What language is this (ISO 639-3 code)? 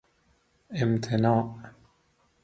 fas